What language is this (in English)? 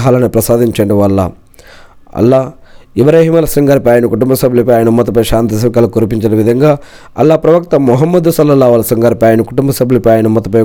Telugu